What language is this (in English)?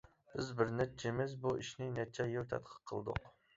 Uyghur